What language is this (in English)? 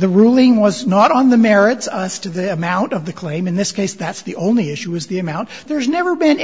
English